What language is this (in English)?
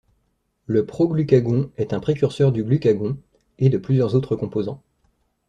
French